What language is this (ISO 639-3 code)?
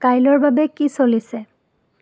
asm